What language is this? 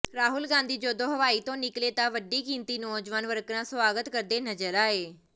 Punjabi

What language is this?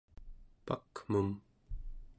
Central Yupik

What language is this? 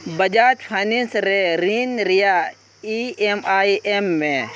Santali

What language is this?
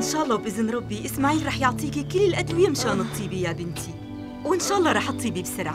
Arabic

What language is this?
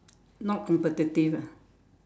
English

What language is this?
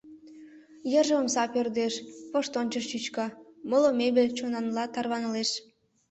Mari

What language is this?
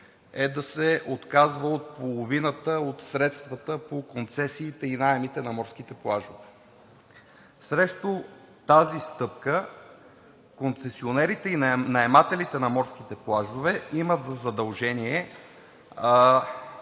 Bulgarian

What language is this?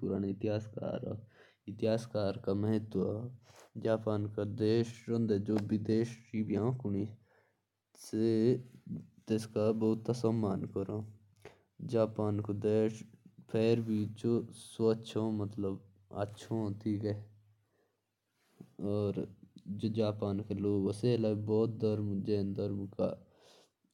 Jaunsari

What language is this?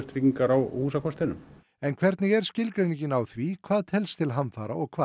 Icelandic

